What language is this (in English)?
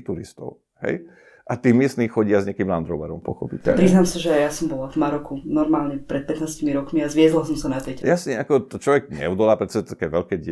Slovak